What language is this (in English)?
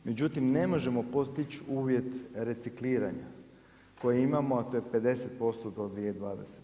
Croatian